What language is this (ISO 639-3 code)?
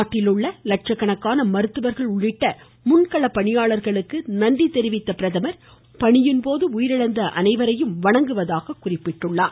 tam